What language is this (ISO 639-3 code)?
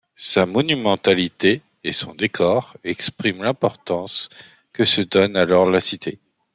fra